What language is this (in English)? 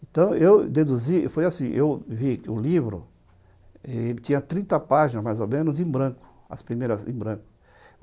Portuguese